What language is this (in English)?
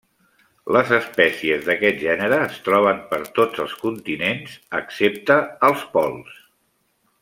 Catalan